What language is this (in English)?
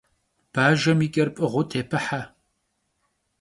Kabardian